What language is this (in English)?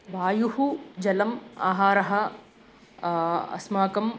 Sanskrit